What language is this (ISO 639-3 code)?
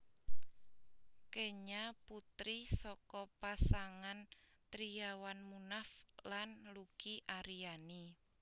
jav